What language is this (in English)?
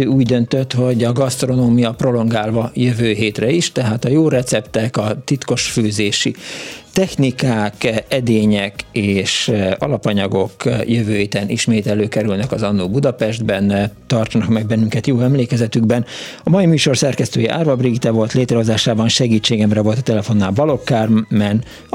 Hungarian